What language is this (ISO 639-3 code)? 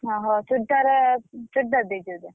ori